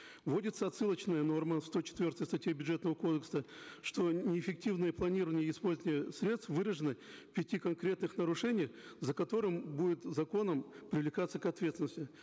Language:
Kazakh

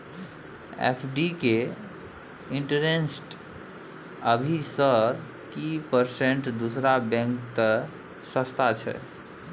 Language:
Maithili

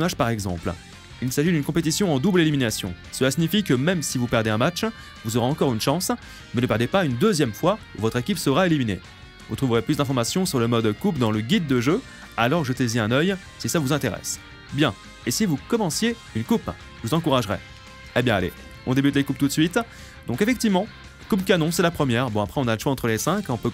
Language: French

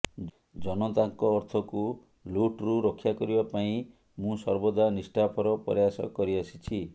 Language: Odia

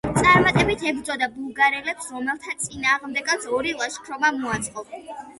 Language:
Georgian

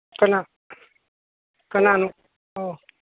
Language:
Manipuri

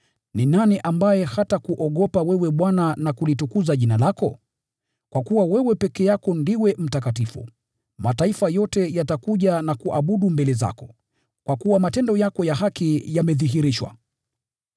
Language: Swahili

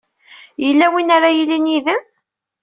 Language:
Kabyle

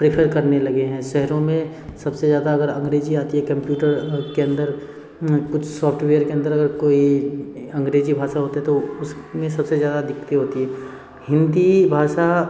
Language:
Hindi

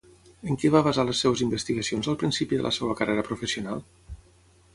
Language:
Catalan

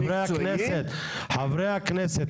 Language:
Hebrew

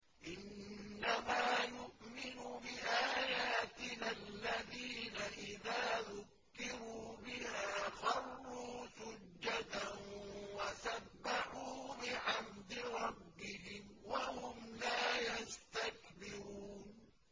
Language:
Arabic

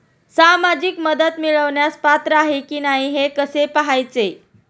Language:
Marathi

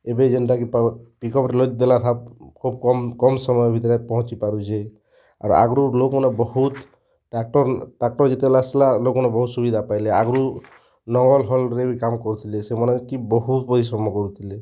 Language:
Odia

